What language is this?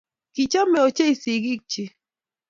Kalenjin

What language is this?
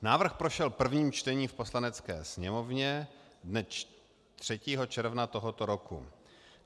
Czech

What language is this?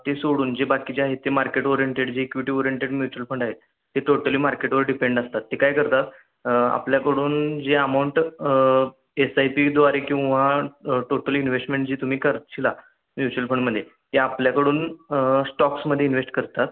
Marathi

